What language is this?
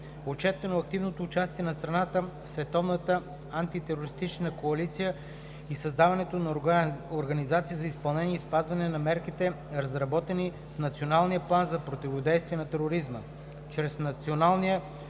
Bulgarian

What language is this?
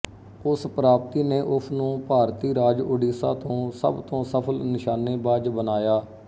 Punjabi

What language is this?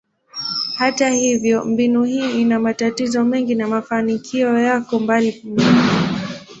Swahili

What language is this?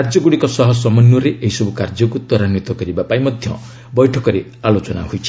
Odia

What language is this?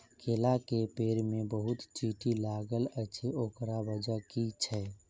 Maithili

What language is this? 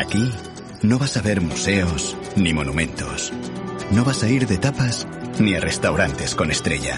Spanish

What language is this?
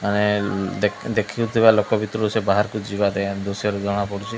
Odia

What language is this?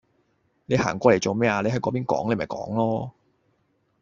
Cantonese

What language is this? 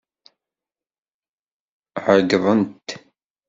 Kabyle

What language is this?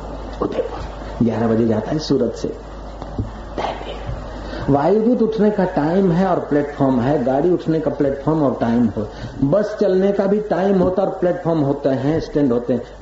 Hindi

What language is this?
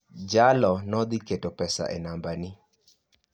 Luo (Kenya and Tanzania)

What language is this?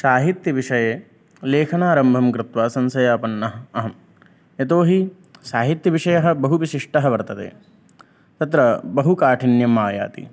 Sanskrit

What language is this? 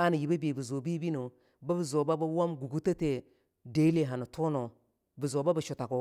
Longuda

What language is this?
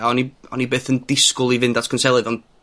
Welsh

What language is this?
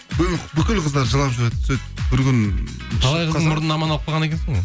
Kazakh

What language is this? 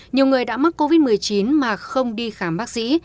Vietnamese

